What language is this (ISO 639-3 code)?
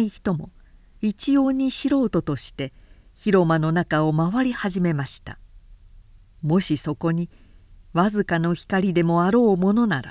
jpn